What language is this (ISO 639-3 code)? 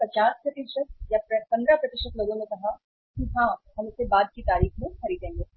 hin